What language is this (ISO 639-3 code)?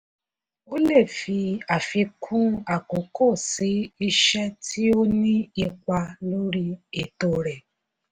yor